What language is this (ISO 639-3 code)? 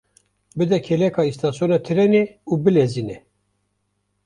kur